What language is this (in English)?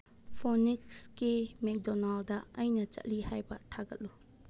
Manipuri